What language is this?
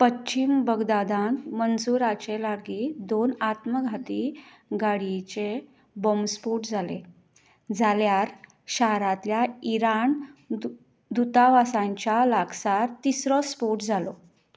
Konkani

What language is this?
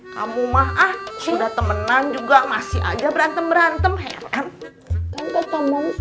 Indonesian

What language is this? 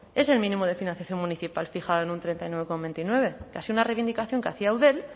Spanish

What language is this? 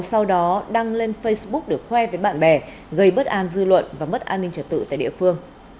Vietnamese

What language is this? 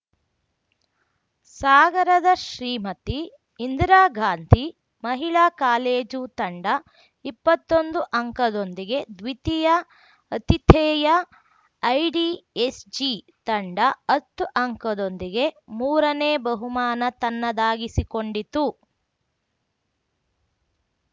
Kannada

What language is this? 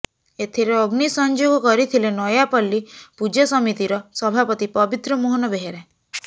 Odia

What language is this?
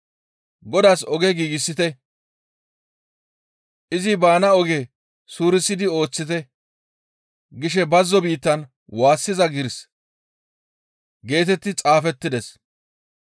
Gamo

